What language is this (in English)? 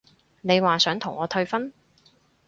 Cantonese